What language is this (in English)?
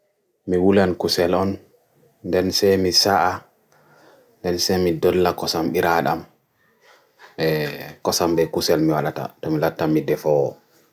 Bagirmi Fulfulde